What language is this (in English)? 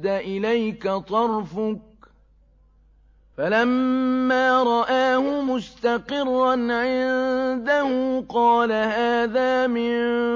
Arabic